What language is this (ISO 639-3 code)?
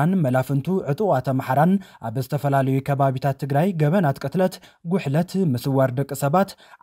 ara